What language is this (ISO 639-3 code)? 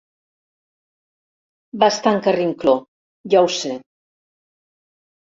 cat